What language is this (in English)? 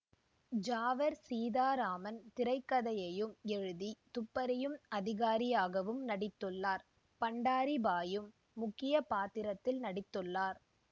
Tamil